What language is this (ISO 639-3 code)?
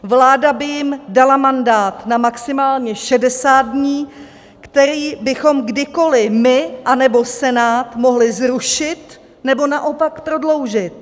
ces